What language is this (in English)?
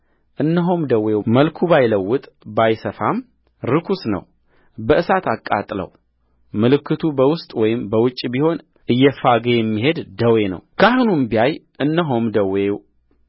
Amharic